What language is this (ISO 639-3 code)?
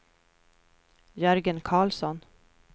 swe